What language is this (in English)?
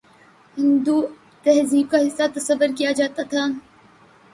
Urdu